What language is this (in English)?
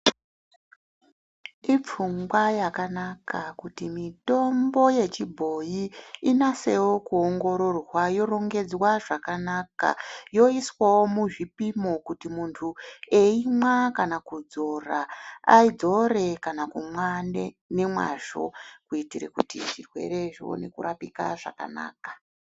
Ndau